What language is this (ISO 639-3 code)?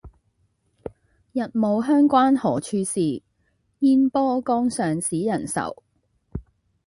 yue